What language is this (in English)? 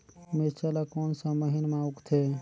Chhattisgarhi